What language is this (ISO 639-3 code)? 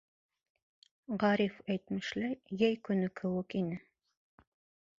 bak